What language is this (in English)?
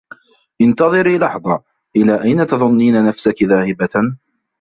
Arabic